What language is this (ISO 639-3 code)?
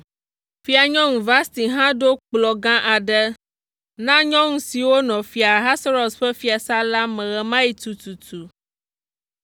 ewe